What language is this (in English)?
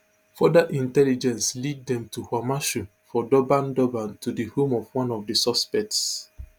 Nigerian Pidgin